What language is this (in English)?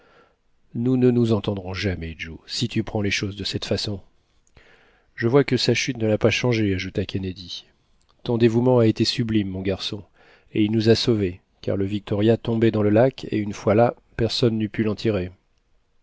French